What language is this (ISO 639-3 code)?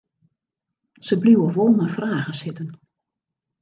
fry